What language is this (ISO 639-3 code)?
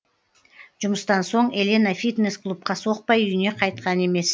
kaz